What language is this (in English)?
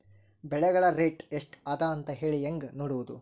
Kannada